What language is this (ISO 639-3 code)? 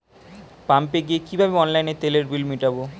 ben